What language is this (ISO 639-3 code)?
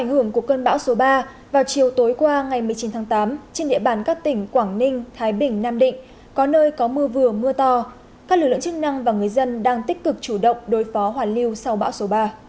vie